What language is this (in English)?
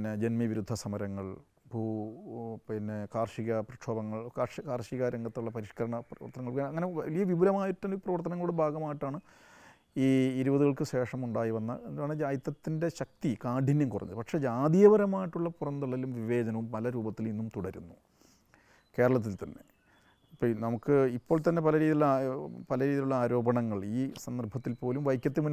Malayalam